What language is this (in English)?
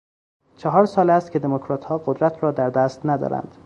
Persian